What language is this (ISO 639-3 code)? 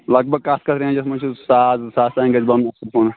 kas